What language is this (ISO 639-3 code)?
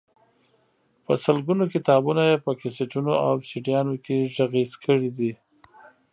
pus